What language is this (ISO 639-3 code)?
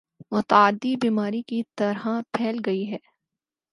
urd